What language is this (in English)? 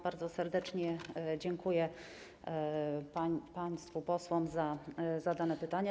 Polish